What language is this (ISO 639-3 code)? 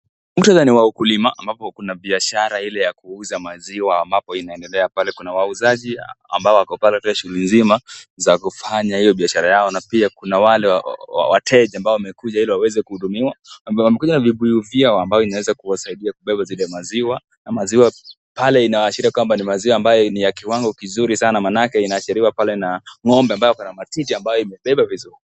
swa